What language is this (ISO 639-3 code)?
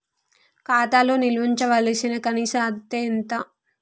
tel